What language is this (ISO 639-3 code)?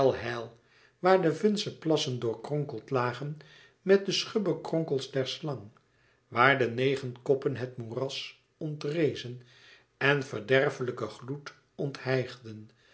nld